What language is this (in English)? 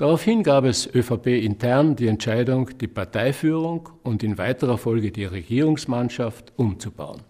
German